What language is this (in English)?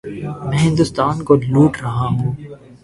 Urdu